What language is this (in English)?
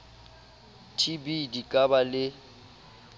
Southern Sotho